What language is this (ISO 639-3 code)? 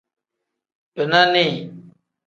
kdh